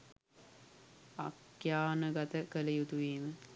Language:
Sinhala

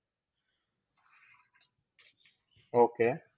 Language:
Marathi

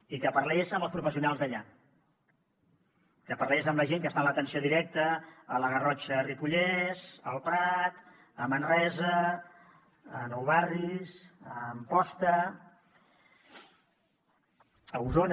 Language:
Catalan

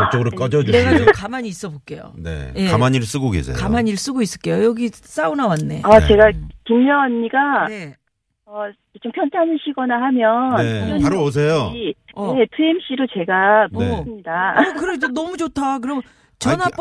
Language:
Korean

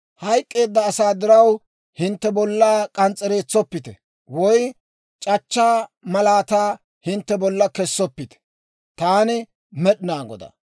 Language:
Dawro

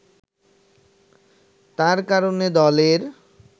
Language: Bangla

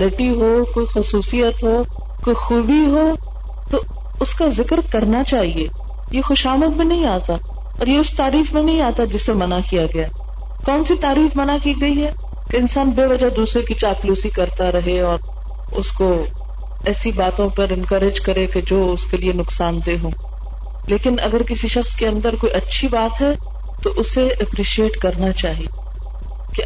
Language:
Urdu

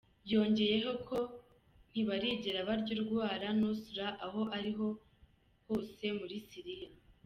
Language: Kinyarwanda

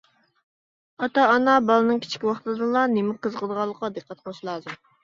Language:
Uyghur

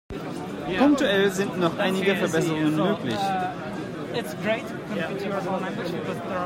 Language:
German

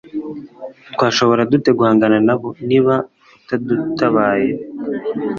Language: Kinyarwanda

